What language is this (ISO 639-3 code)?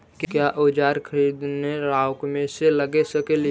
mag